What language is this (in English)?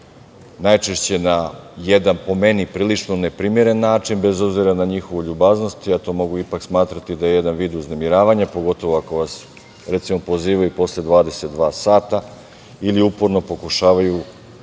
Serbian